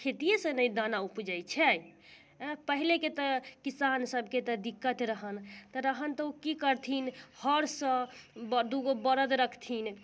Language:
Maithili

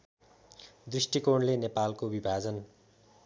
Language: Nepali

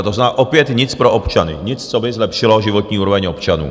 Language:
Czech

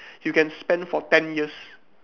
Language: English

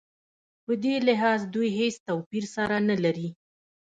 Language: Pashto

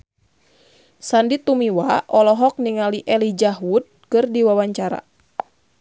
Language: Sundanese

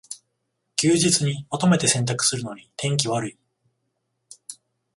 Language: Japanese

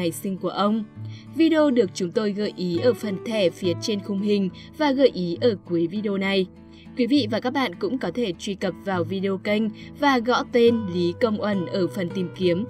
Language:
Vietnamese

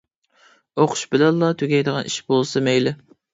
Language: Uyghur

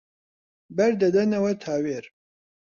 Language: Central Kurdish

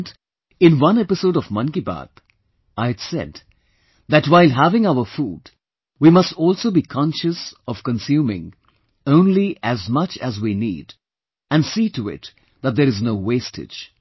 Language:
English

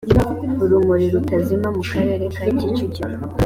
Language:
Kinyarwanda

